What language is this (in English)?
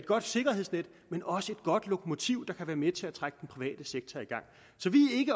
Danish